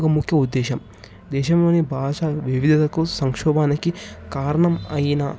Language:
Telugu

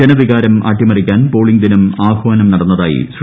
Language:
Malayalam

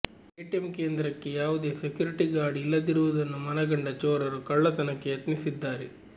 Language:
Kannada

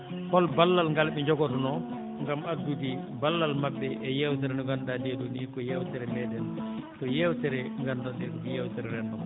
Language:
Fula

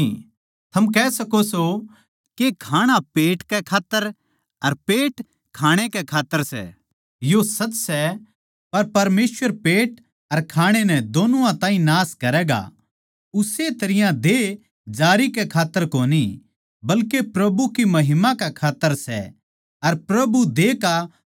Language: Haryanvi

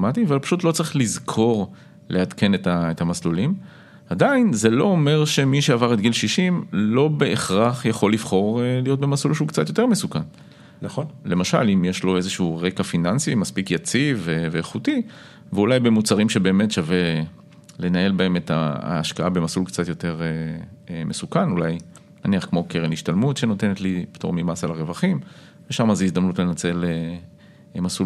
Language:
Hebrew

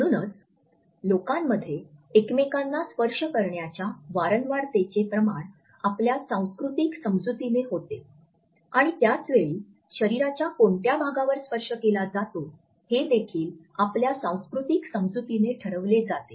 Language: Marathi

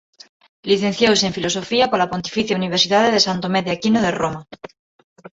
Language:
Galician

